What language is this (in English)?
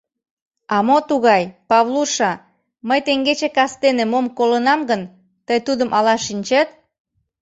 Mari